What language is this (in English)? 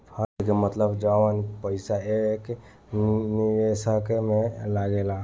Bhojpuri